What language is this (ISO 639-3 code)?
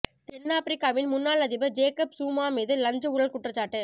tam